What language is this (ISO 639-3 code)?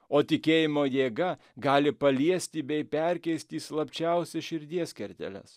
lit